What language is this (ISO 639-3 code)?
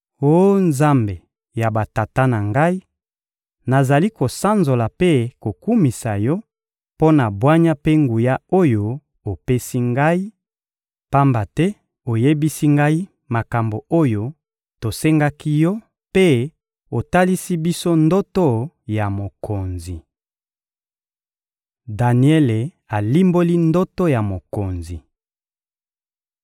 lin